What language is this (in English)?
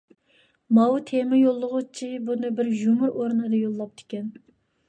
Uyghur